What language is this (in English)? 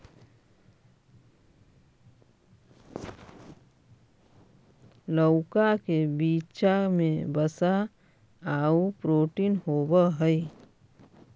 Magahi